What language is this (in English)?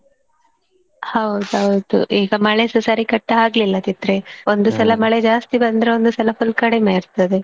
Kannada